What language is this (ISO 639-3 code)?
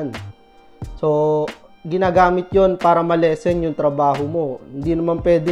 fil